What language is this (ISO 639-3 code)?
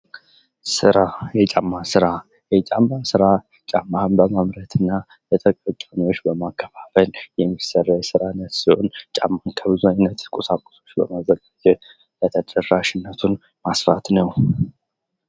amh